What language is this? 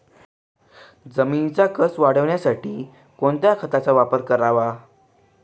Marathi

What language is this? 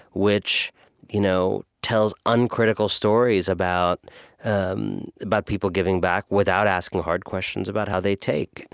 English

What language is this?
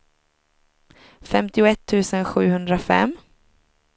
Swedish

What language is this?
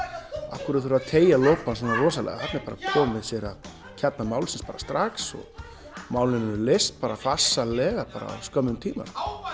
Icelandic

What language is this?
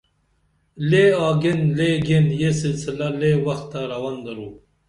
Dameli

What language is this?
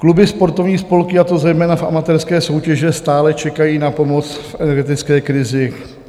Czech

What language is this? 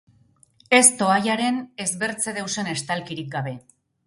Basque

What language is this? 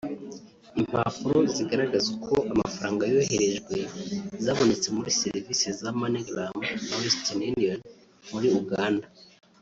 Kinyarwanda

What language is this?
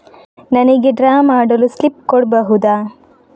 Kannada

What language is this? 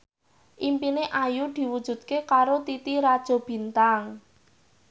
Javanese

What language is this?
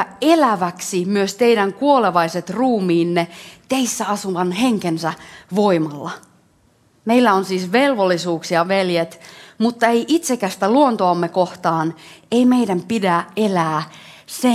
Finnish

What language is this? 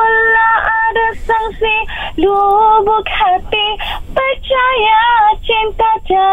Malay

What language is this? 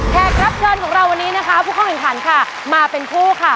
Thai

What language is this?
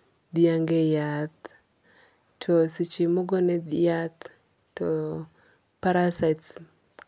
Luo (Kenya and Tanzania)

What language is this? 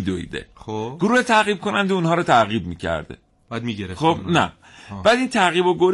Persian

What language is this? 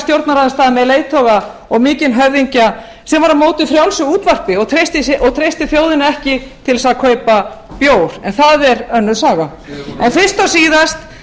Icelandic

